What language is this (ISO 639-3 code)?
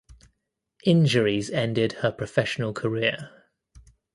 eng